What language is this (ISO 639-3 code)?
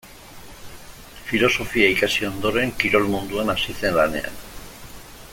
eus